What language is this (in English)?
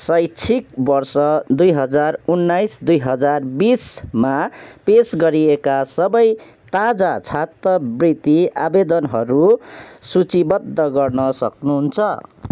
Nepali